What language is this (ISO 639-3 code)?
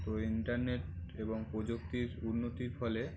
ben